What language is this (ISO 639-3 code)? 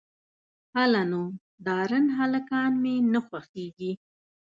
pus